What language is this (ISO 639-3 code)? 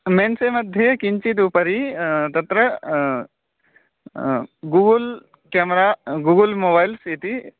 san